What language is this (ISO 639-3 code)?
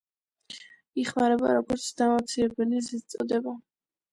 kat